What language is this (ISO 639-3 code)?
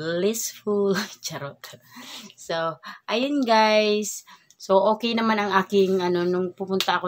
fil